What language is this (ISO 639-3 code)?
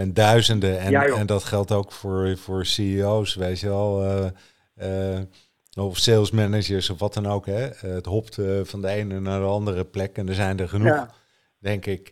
nld